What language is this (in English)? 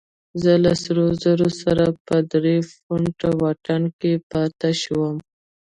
Pashto